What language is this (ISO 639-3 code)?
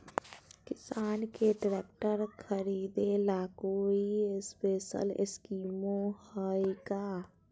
mag